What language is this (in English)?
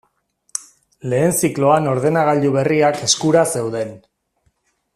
Basque